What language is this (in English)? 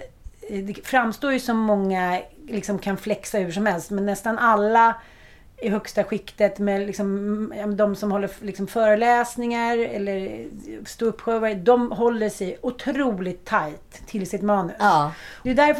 Swedish